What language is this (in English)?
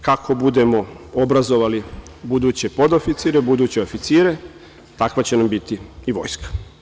Serbian